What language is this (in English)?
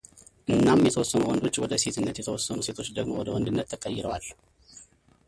Amharic